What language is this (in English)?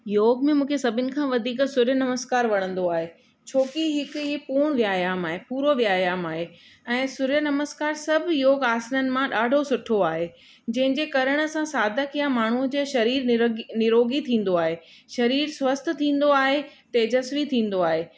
Sindhi